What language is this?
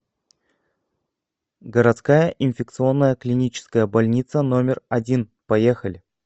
Russian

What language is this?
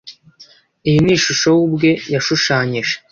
Kinyarwanda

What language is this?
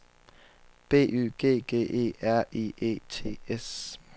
Danish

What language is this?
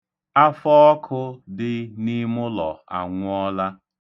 Igbo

